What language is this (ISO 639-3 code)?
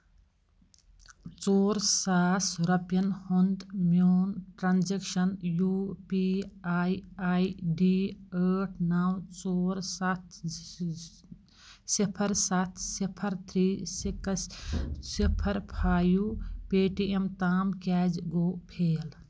kas